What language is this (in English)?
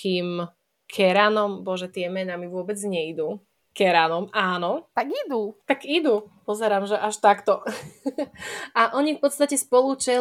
Slovak